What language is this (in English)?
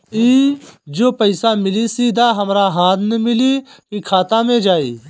Bhojpuri